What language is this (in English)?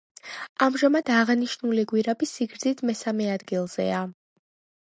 Georgian